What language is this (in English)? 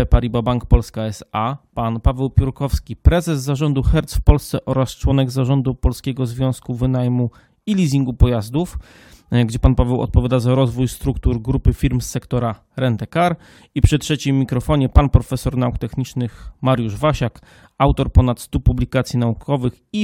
Polish